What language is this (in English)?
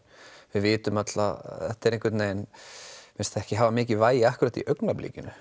Icelandic